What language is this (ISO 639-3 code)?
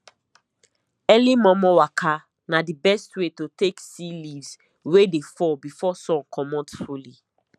pcm